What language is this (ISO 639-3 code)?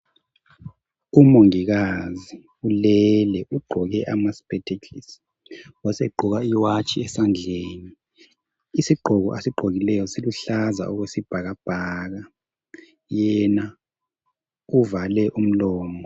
nde